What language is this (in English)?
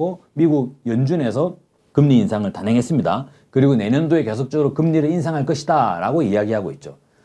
Korean